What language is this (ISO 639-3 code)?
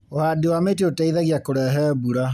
kik